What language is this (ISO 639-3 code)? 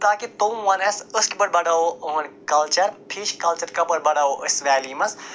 kas